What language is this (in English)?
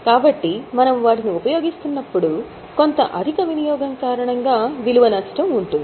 Telugu